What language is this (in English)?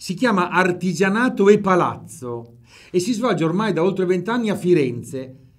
Italian